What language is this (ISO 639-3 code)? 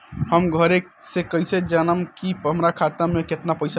bho